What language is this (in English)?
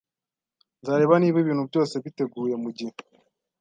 Kinyarwanda